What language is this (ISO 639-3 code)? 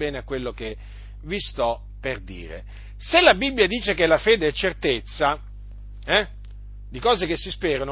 ita